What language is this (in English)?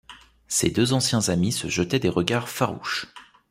French